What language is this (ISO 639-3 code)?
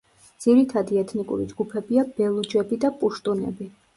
kat